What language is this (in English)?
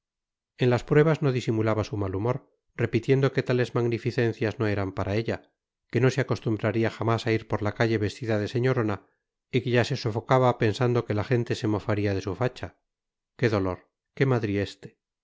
Spanish